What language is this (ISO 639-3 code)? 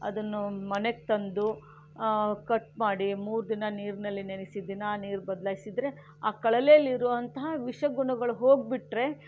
kan